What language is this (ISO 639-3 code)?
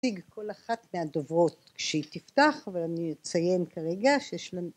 heb